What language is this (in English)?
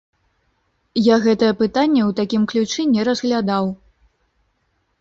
Belarusian